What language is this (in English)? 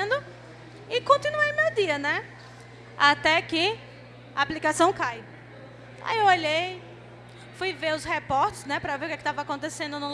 Portuguese